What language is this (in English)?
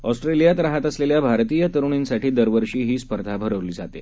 Marathi